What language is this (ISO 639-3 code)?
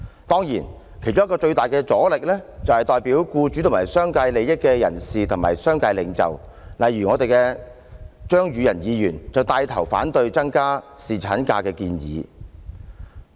yue